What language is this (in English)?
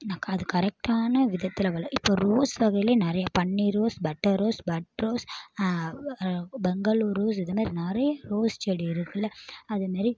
Tamil